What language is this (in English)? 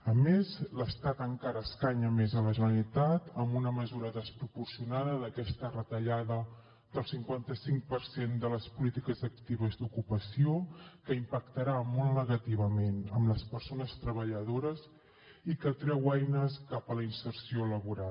Catalan